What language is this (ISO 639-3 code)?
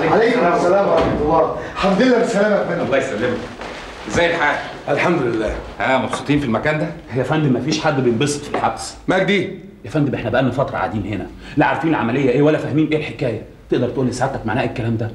ara